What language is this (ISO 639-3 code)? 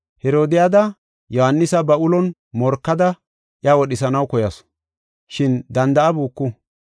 gof